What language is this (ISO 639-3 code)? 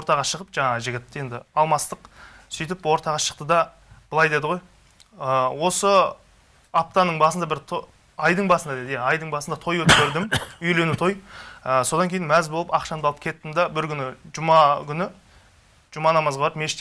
tur